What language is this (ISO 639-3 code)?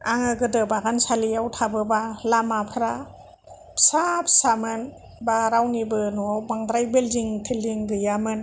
brx